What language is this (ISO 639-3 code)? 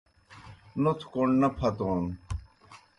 plk